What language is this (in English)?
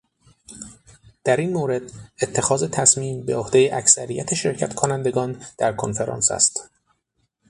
Persian